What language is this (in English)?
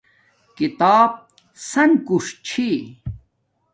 Domaaki